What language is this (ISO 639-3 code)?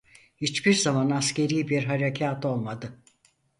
tur